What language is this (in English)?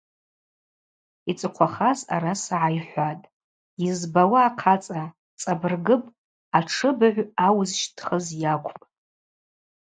Abaza